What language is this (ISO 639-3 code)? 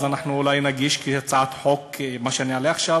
heb